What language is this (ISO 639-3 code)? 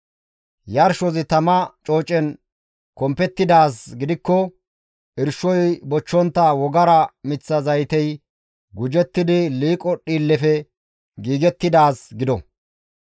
gmv